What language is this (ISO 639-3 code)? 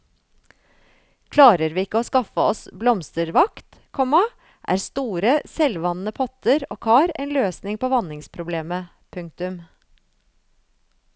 nor